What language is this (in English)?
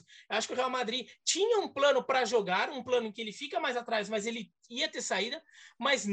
Portuguese